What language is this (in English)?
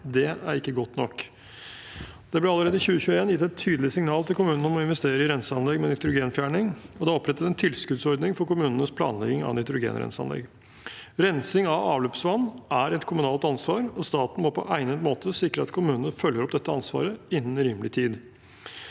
Norwegian